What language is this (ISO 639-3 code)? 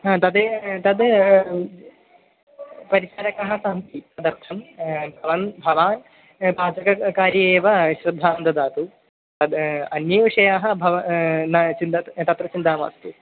san